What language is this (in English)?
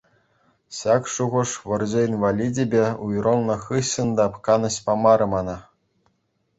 Chuvash